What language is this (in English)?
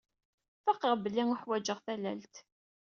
Kabyle